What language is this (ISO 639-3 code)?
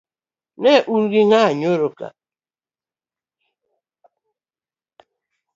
luo